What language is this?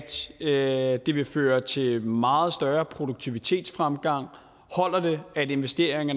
Danish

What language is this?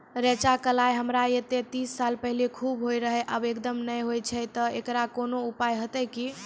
Maithili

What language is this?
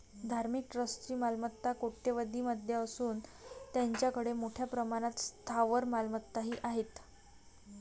Marathi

